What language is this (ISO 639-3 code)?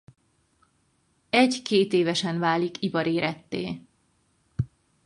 hun